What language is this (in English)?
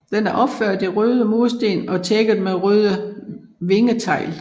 Danish